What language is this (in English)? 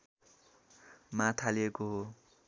Nepali